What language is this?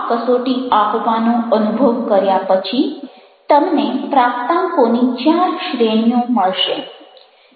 Gujarati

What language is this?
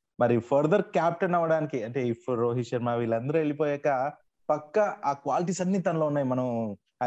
Telugu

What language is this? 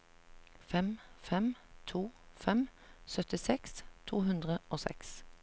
Norwegian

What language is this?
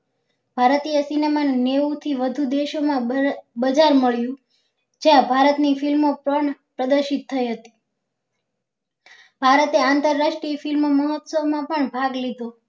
Gujarati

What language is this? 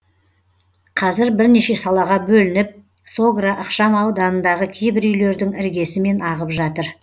Kazakh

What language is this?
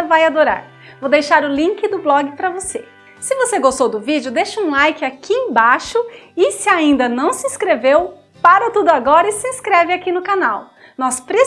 Portuguese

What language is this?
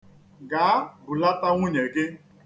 Igbo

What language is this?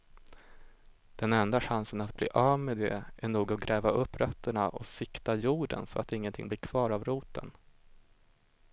Swedish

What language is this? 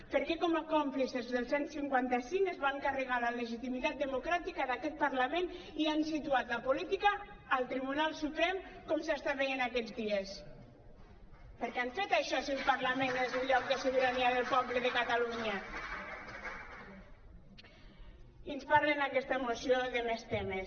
Catalan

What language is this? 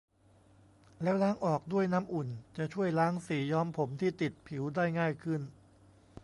Thai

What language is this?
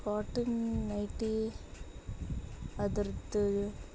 Kannada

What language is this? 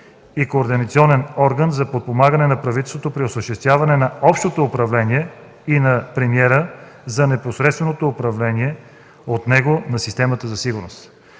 Bulgarian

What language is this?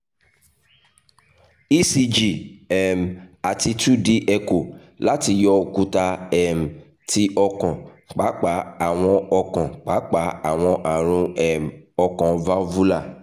Yoruba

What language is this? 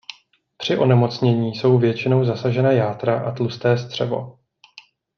Czech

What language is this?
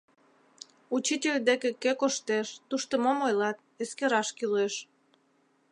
Mari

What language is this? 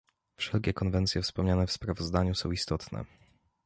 Polish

